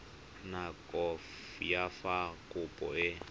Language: Tswana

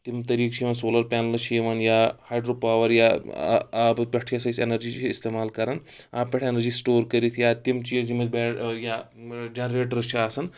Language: Kashmiri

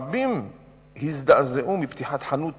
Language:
Hebrew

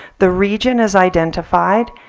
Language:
English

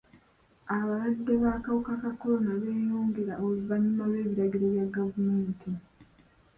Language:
Ganda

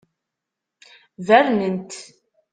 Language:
Kabyle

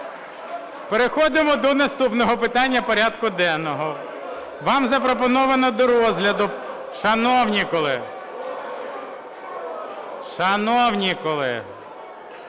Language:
Ukrainian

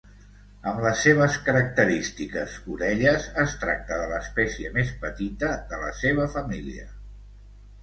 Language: Catalan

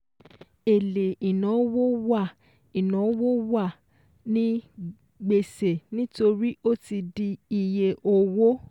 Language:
Yoruba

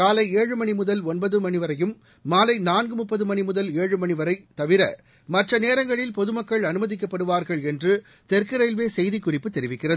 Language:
Tamil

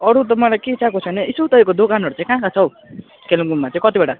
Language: Nepali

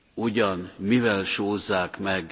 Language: Hungarian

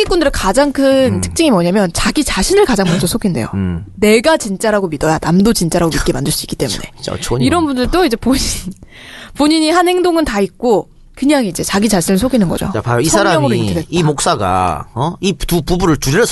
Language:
Korean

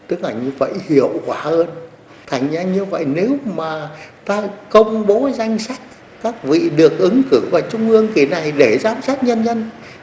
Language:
Vietnamese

